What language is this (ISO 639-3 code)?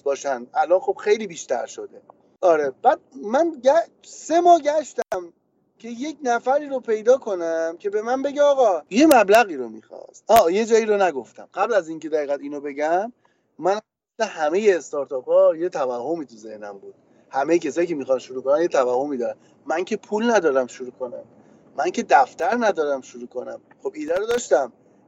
fas